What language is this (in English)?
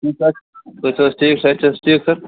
Kashmiri